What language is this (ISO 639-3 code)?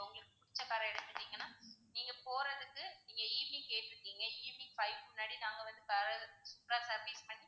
tam